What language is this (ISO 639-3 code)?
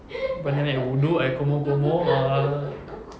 eng